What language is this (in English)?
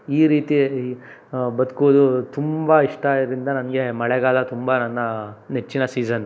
Kannada